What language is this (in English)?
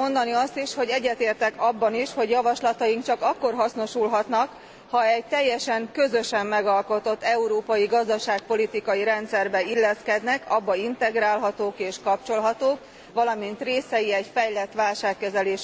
Hungarian